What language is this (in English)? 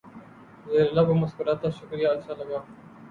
Urdu